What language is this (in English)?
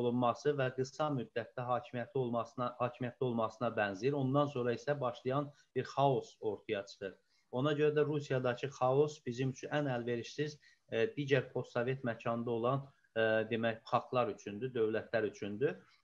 Turkish